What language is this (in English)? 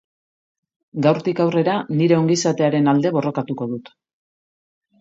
Basque